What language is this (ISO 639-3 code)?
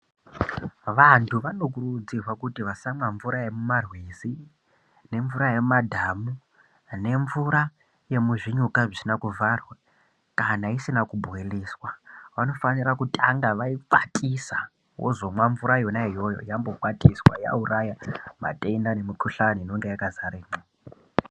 ndc